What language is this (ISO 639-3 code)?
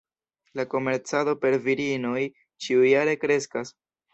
epo